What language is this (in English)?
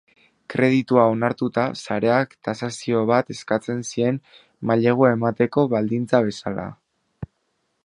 Basque